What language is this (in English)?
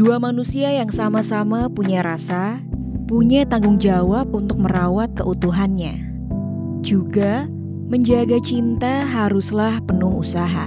Indonesian